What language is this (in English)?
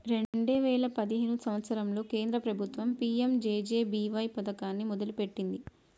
Telugu